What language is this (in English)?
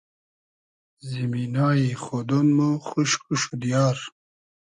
Hazaragi